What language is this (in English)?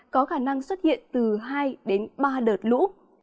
Vietnamese